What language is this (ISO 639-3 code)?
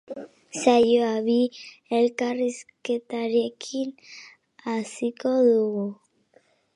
eus